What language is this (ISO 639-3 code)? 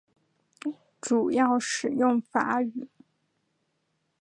zho